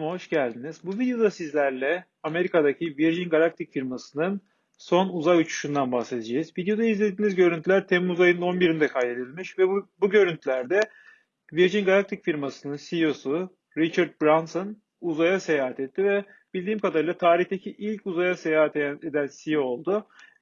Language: Turkish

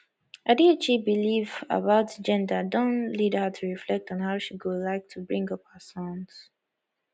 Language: Nigerian Pidgin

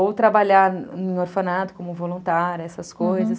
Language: Portuguese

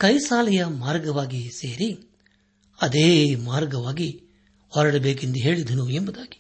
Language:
Kannada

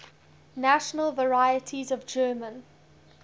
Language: English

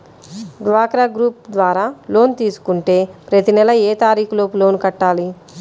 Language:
Telugu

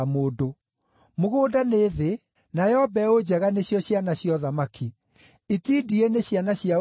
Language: Kikuyu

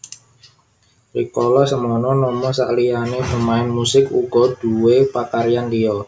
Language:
Javanese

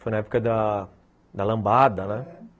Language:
Portuguese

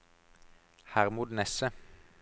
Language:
Norwegian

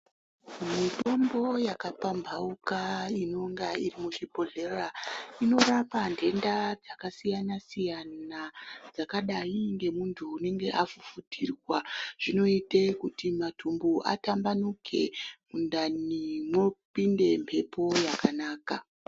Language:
Ndau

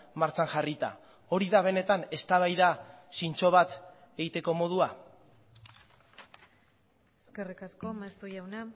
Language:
Basque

